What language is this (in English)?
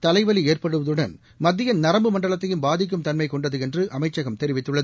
Tamil